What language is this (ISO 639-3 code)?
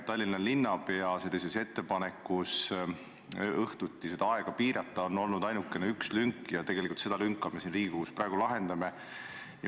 est